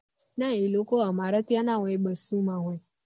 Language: Gujarati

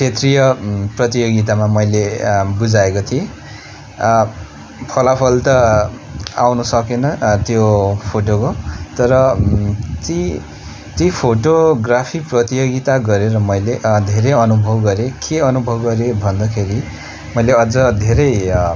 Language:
Nepali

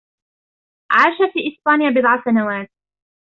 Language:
Arabic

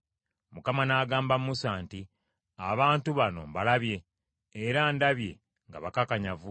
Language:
Ganda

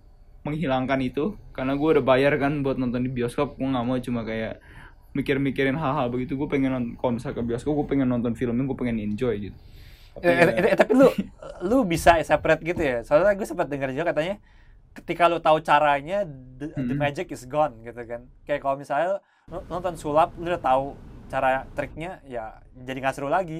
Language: Indonesian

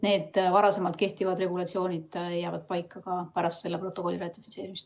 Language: Estonian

